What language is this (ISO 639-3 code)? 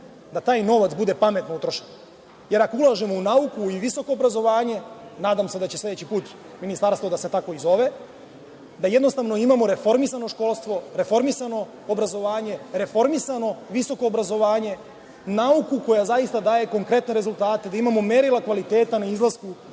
srp